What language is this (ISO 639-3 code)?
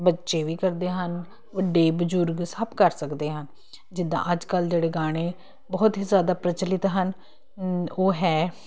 pan